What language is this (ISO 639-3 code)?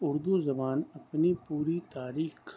urd